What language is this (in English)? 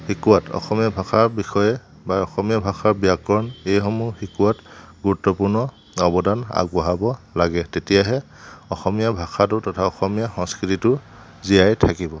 Assamese